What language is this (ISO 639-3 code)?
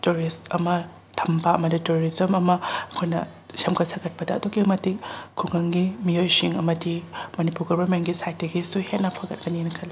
mni